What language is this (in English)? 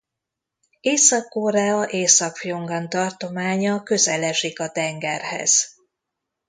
Hungarian